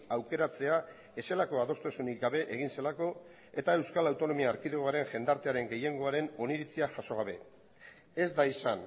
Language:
Basque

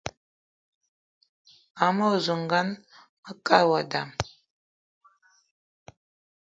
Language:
Eton (Cameroon)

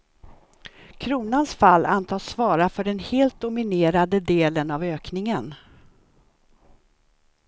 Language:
Swedish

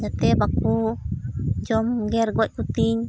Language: Santali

